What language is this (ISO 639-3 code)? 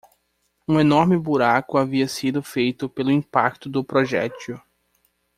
por